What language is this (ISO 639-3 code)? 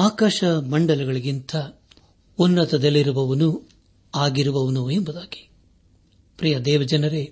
kan